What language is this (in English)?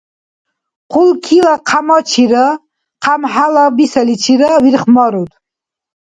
Dargwa